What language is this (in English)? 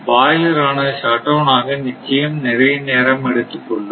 Tamil